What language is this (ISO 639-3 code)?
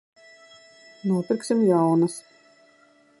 lav